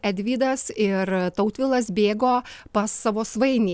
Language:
Lithuanian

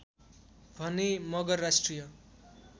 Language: Nepali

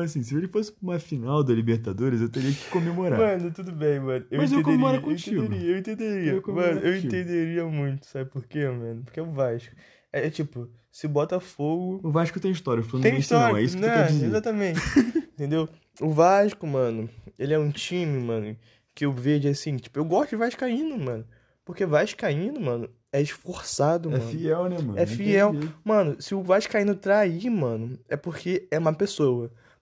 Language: Portuguese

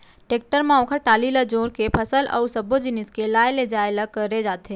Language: Chhattisgarhi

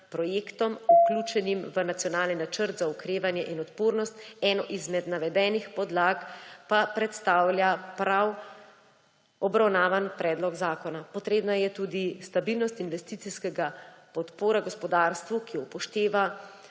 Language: Slovenian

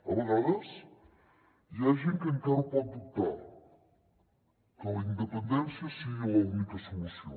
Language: Catalan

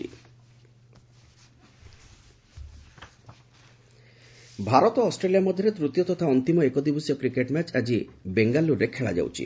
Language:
Odia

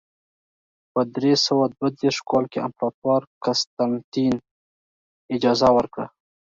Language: Pashto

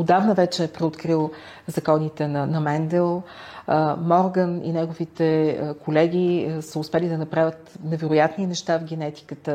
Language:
Bulgarian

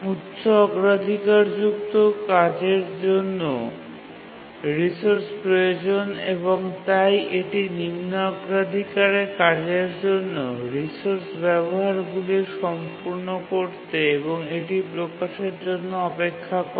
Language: Bangla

